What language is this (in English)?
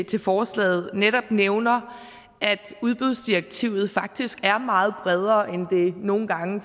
Danish